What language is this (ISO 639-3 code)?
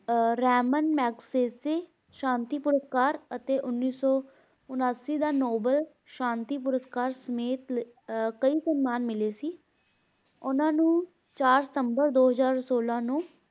pan